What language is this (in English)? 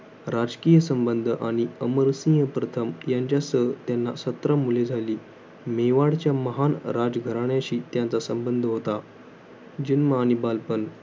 Marathi